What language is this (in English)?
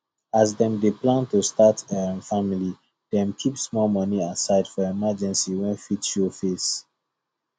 Nigerian Pidgin